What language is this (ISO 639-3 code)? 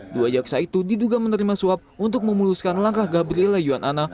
ind